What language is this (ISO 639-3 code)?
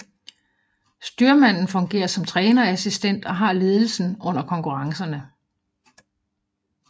dan